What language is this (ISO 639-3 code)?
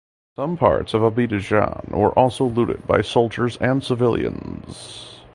eng